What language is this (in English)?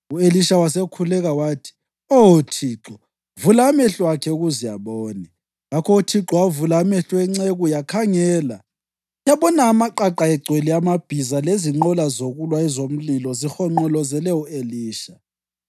North Ndebele